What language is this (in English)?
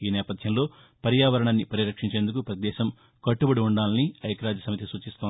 Telugu